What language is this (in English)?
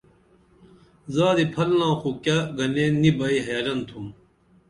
Dameli